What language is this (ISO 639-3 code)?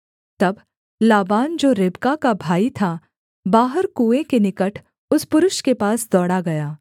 hin